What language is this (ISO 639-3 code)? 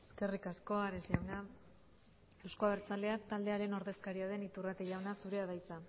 eus